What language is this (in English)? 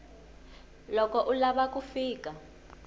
Tsonga